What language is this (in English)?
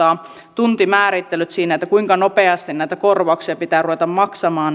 Finnish